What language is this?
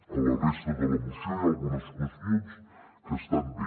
Catalan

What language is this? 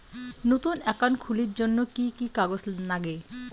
Bangla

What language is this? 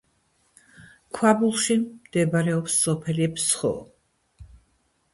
Georgian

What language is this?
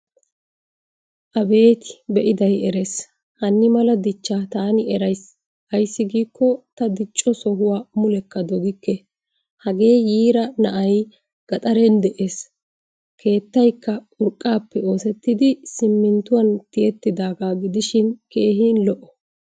Wolaytta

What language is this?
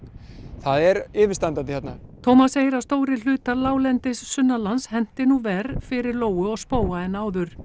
Icelandic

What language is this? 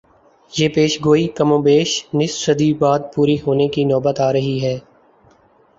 Urdu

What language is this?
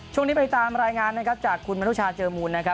Thai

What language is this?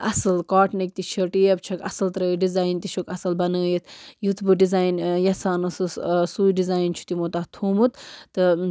Kashmiri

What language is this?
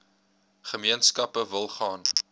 Afrikaans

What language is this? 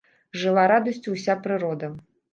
Belarusian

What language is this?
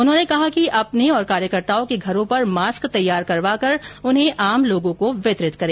Hindi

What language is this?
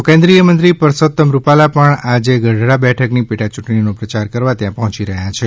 Gujarati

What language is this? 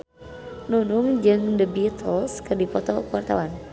Sundanese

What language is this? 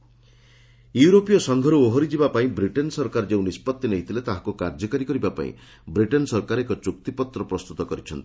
Odia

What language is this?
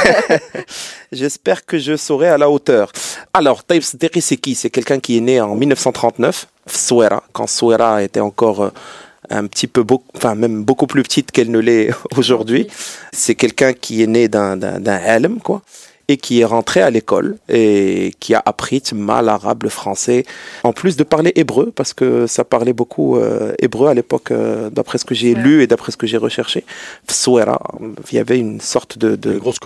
French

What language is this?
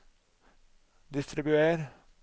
Norwegian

